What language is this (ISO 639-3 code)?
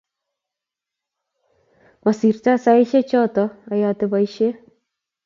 kln